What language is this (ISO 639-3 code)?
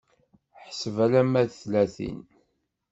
kab